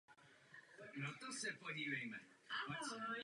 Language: Czech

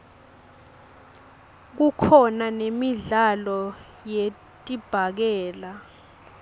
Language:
Swati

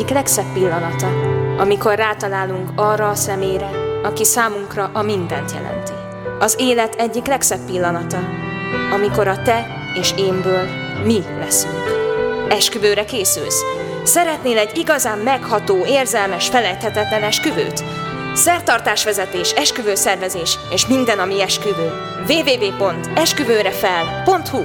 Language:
Hungarian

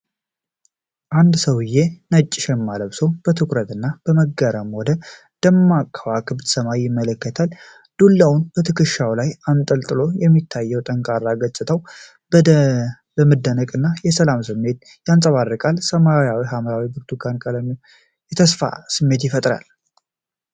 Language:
Amharic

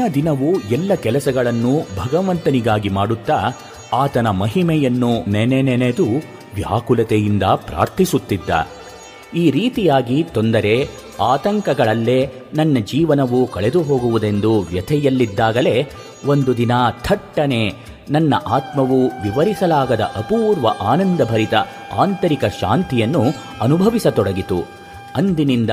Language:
Kannada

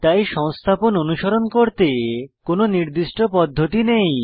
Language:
Bangla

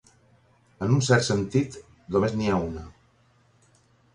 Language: Catalan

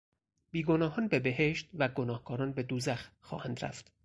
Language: Persian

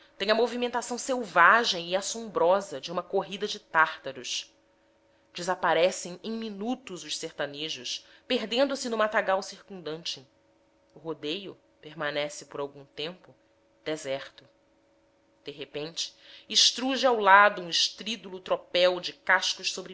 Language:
Portuguese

